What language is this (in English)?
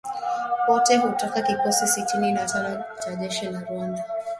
Swahili